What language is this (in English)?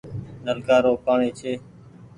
Goaria